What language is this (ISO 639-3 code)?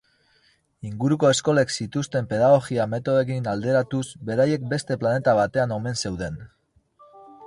eus